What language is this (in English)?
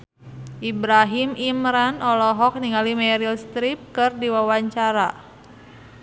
Sundanese